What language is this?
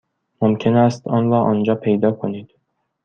Persian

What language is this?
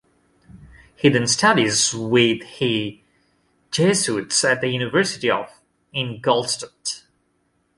English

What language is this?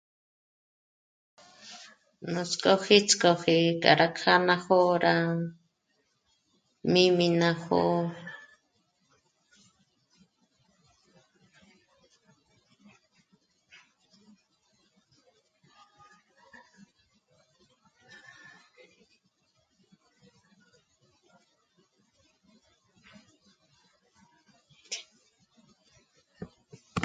Michoacán Mazahua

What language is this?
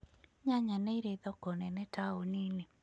Kikuyu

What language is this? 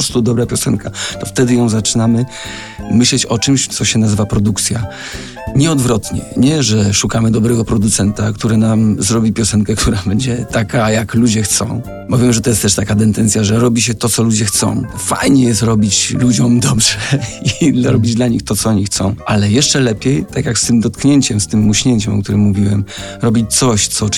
Polish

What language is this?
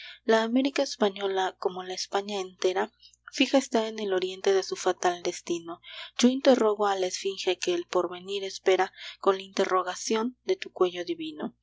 Spanish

